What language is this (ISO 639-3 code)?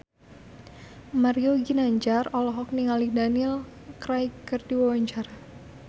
sun